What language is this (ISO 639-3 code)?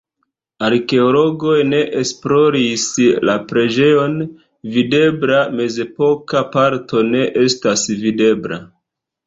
epo